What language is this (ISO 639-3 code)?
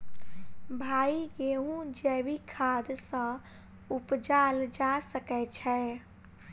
mai